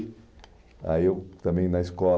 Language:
Portuguese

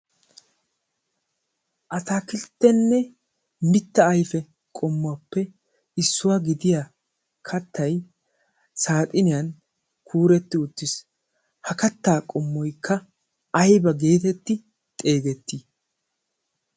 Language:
Wolaytta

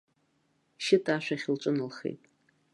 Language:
Abkhazian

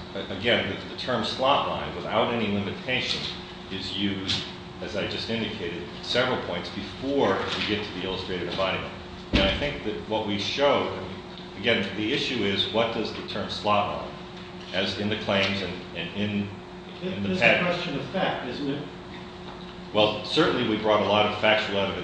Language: English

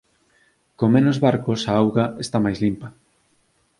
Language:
Galician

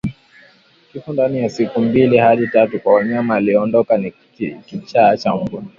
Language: Swahili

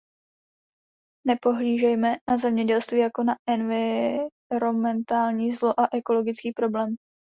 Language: Czech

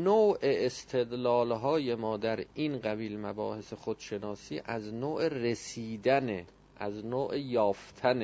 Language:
Persian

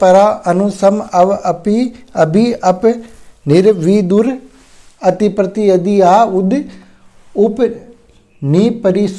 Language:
Hindi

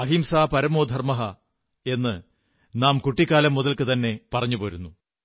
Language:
Malayalam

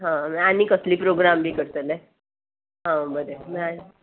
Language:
Konkani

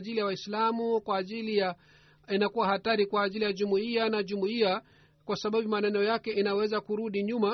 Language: Swahili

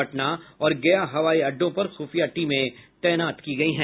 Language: Hindi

